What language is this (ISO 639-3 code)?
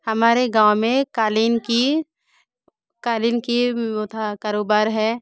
hin